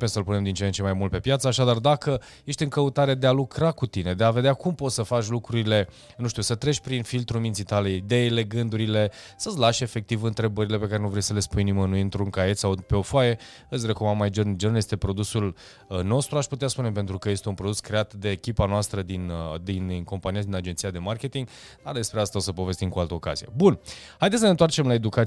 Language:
Romanian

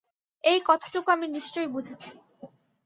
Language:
Bangla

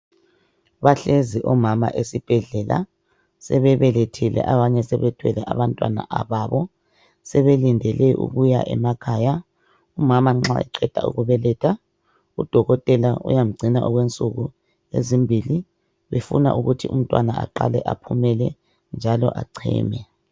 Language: North Ndebele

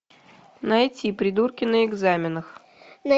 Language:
Russian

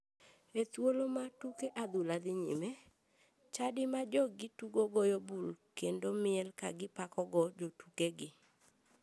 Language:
Luo (Kenya and Tanzania)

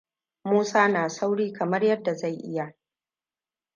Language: Hausa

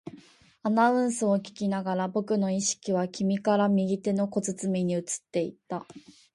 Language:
Japanese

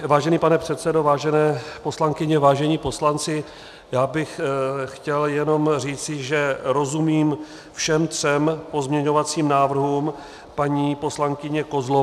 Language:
Czech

